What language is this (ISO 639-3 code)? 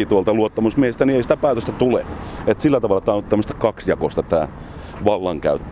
fin